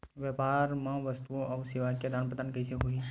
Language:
Chhattisgarhi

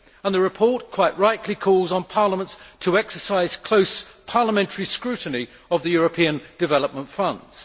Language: English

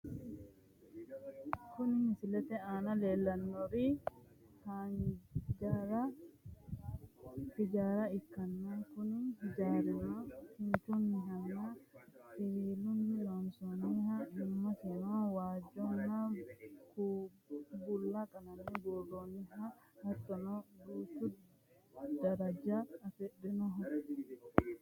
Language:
Sidamo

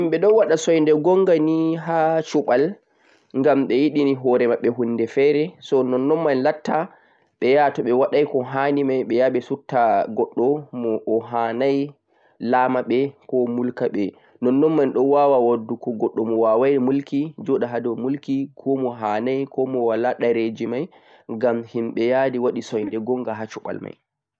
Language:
Central-Eastern Niger Fulfulde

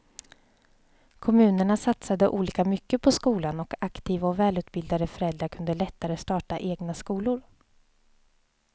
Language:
Swedish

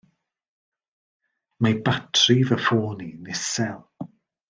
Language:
Welsh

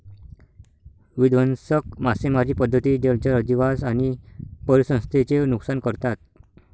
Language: Marathi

